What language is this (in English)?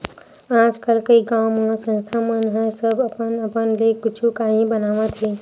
Chhattisgarhi